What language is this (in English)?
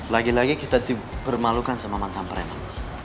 Indonesian